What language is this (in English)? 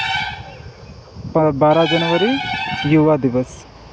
Santali